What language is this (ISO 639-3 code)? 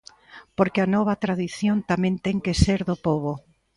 glg